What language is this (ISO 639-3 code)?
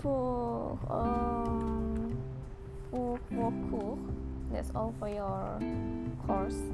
msa